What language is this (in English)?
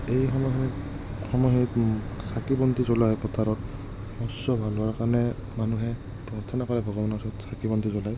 Assamese